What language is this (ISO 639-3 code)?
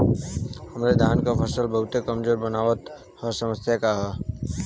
bho